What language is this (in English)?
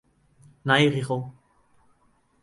Western Frisian